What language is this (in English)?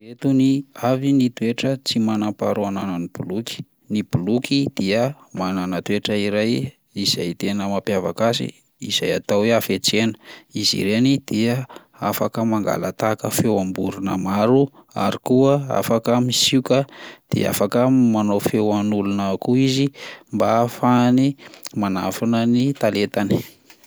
Malagasy